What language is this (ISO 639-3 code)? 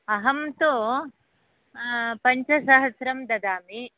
san